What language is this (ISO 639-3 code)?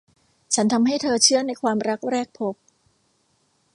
tha